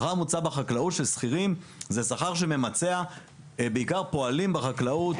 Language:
Hebrew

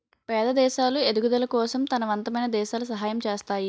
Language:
Telugu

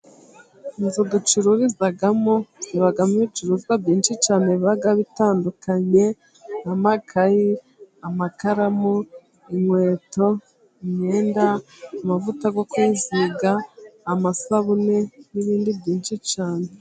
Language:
Kinyarwanda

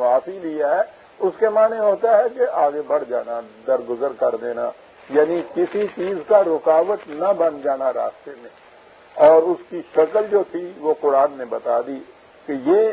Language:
Hindi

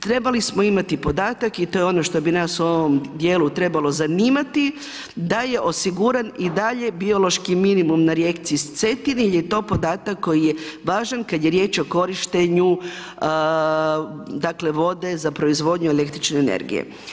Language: Croatian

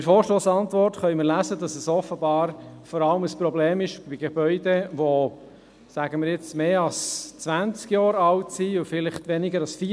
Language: Swiss German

